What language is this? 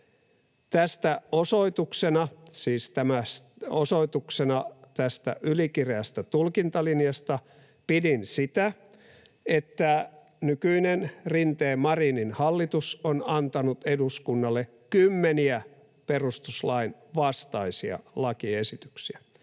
Finnish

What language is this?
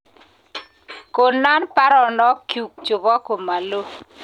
Kalenjin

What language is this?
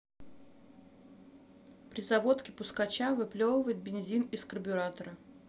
Russian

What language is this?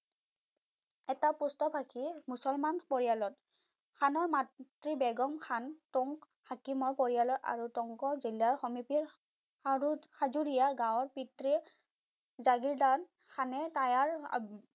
Assamese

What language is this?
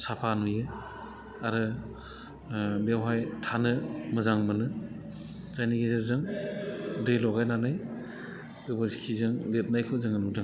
Bodo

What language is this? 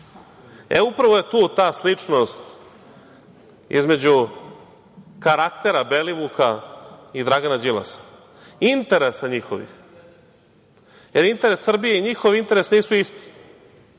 Serbian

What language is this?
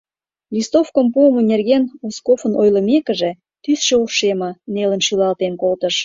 Mari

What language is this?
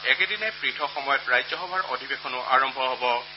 Assamese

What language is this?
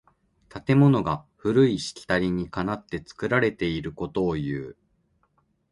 Japanese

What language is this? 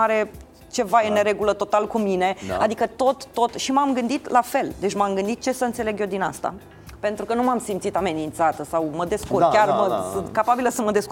Romanian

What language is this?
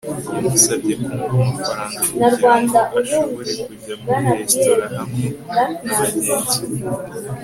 Kinyarwanda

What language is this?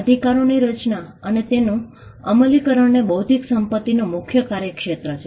Gujarati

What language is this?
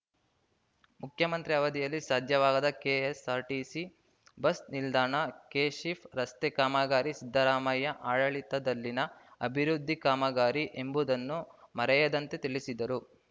Kannada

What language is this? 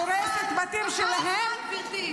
Hebrew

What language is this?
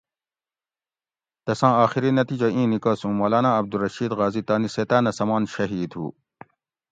Gawri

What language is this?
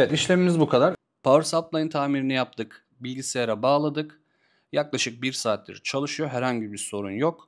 Turkish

